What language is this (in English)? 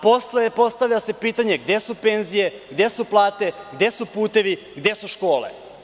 Serbian